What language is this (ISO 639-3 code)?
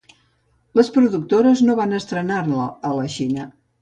cat